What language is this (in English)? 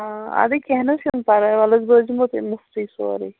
Kashmiri